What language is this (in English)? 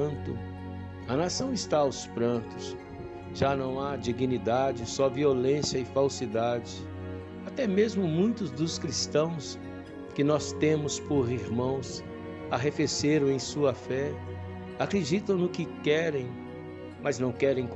Portuguese